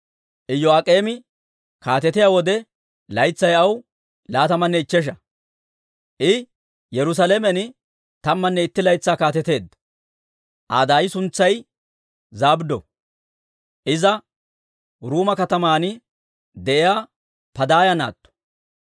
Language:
Dawro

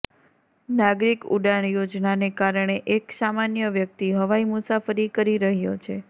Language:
Gujarati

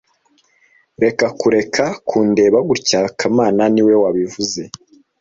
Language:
Kinyarwanda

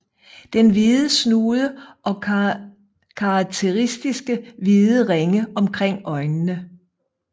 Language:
Danish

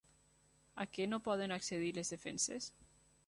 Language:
Catalan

